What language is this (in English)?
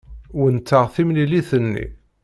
Kabyle